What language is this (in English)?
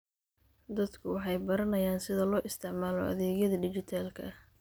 Somali